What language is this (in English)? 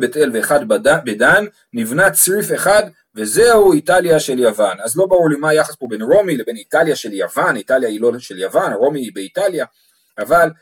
Hebrew